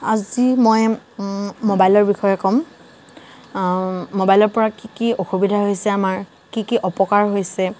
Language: Assamese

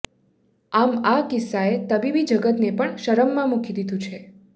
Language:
Gujarati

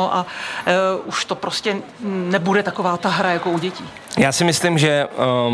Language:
Czech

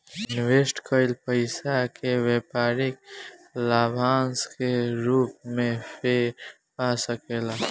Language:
Bhojpuri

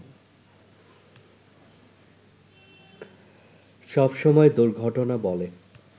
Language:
Bangla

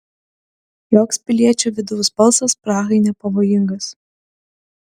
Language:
Lithuanian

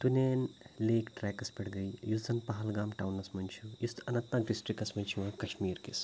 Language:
Kashmiri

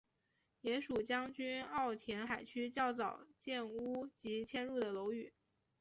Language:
Chinese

